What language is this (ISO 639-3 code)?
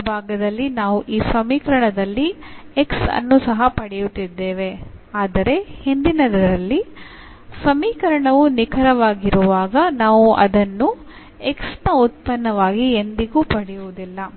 kan